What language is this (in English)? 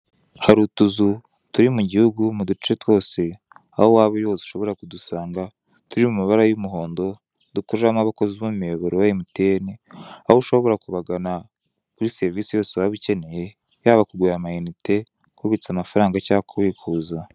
Kinyarwanda